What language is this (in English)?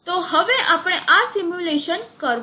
Gujarati